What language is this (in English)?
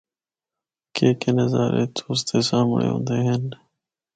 Northern Hindko